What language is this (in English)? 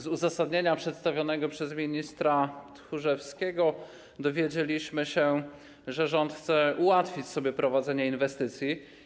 Polish